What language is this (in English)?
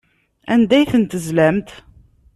Kabyle